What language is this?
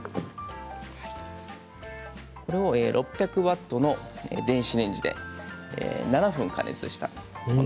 Japanese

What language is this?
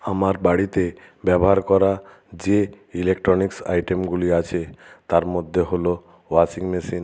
Bangla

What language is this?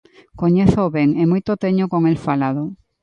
Galician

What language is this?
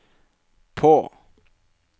Norwegian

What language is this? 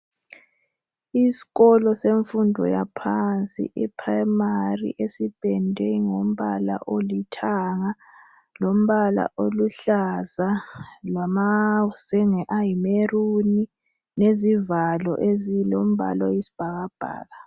North Ndebele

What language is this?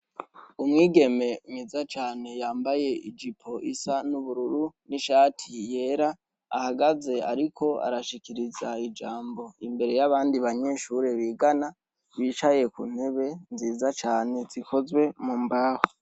Rundi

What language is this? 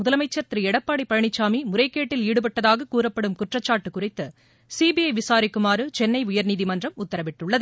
Tamil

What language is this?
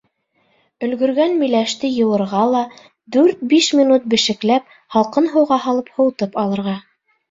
Bashkir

